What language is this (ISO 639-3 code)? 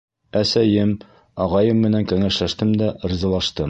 bak